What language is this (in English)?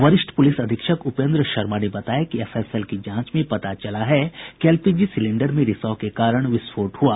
Hindi